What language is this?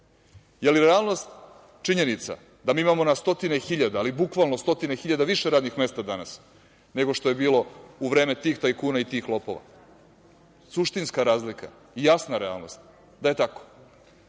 Serbian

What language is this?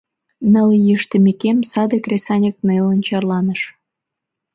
Mari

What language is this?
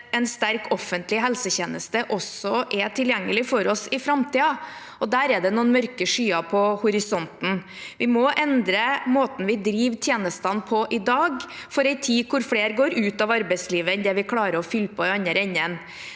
Norwegian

